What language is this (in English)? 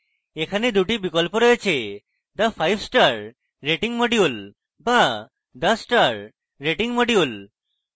Bangla